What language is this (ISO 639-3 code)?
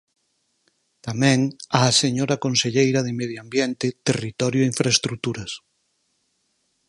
glg